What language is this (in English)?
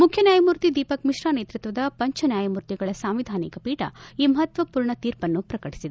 Kannada